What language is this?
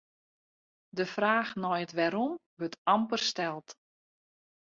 Western Frisian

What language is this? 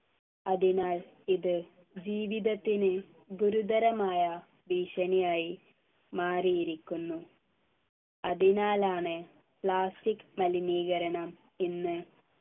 Malayalam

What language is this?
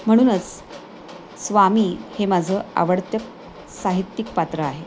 Marathi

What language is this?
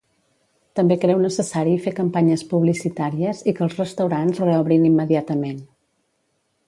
Catalan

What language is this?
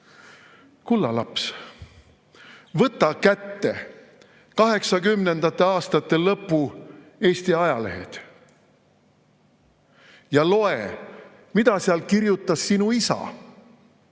Estonian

